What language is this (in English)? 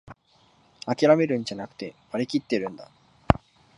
Japanese